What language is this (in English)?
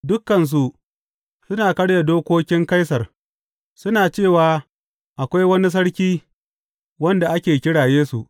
Hausa